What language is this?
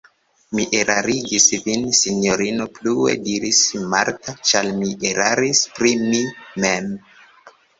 Esperanto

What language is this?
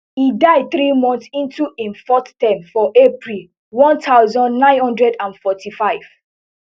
Nigerian Pidgin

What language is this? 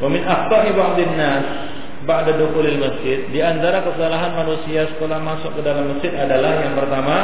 Malay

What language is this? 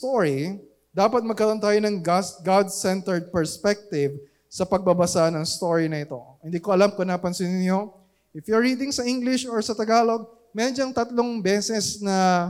Filipino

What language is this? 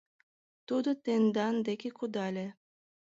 Mari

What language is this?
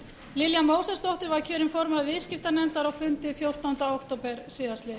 Icelandic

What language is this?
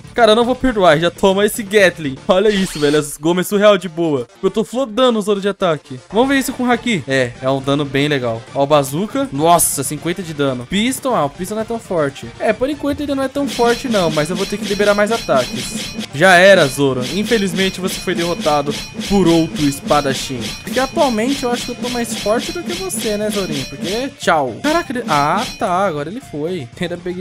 Portuguese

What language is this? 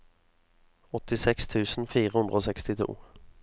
Norwegian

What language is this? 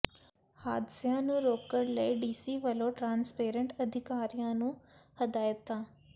Punjabi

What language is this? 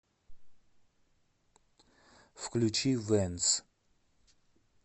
Russian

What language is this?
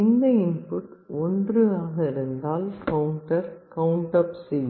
Tamil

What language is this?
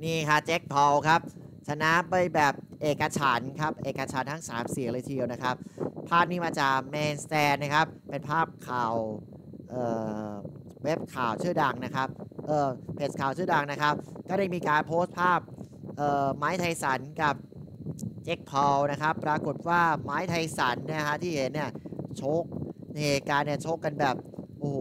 Thai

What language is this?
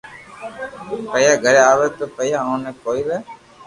Loarki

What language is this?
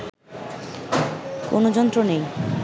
Bangla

